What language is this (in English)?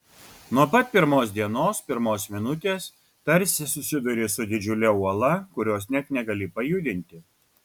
Lithuanian